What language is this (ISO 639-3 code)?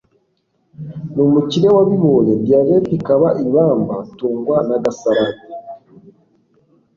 kin